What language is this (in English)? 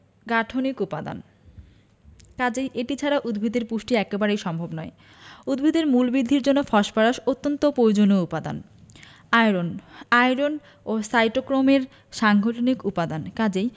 Bangla